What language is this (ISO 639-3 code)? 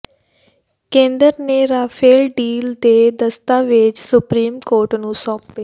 pan